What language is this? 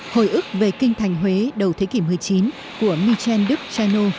Vietnamese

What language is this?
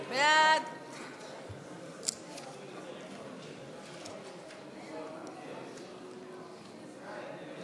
Hebrew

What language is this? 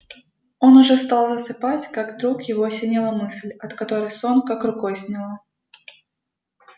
Russian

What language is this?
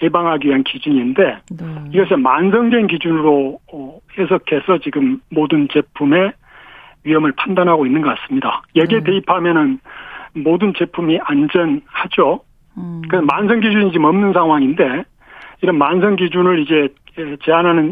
Korean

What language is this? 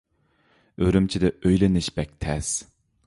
Uyghur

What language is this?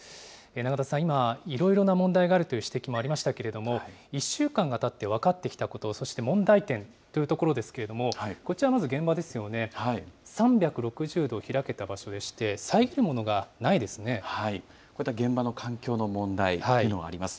Japanese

